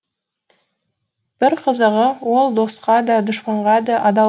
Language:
Kazakh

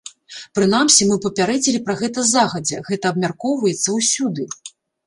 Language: Belarusian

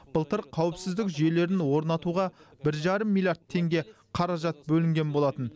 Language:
Kazakh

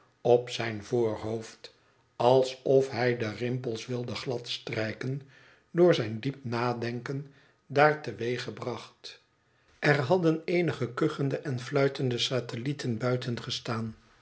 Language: Dutch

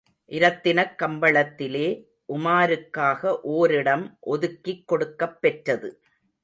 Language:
Tamil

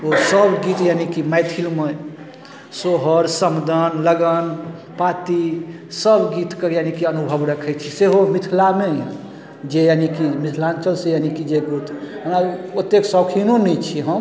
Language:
Maithili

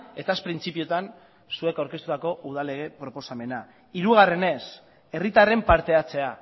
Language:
Basque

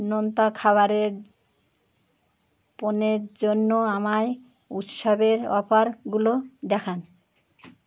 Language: Bangla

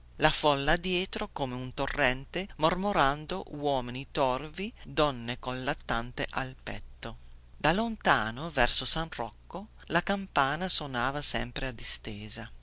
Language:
Italian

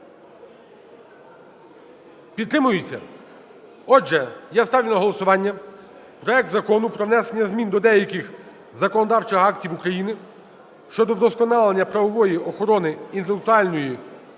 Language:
Ukrainian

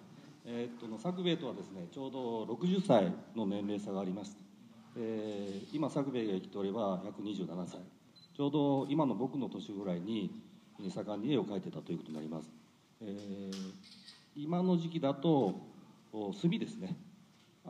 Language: Japanese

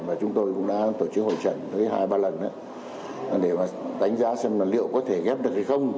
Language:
Vietnamese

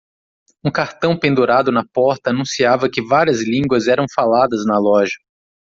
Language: Portuguese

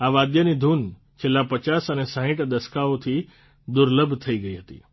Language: Gujarati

